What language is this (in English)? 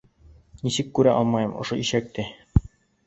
Bashkir